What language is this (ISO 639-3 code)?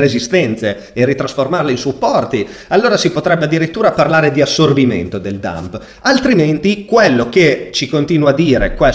ita